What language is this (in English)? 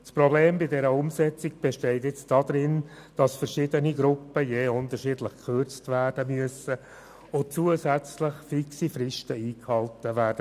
Swiss German